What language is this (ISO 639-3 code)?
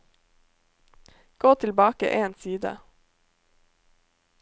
nor